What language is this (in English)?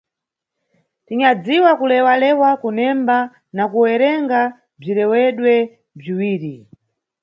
Nyungwe